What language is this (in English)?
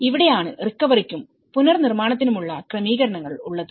Malayalam